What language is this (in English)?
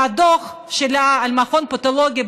Hebrew